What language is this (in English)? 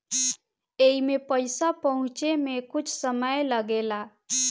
Bhojpuri